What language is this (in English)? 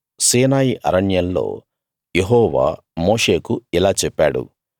Telugu